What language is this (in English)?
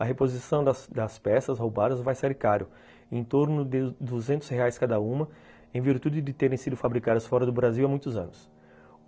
Portuguese